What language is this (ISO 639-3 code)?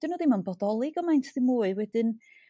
cym